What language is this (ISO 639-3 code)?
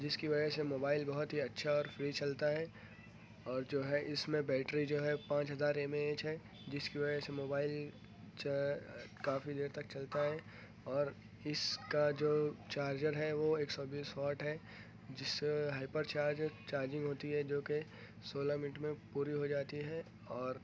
urd